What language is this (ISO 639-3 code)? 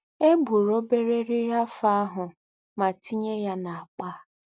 ibo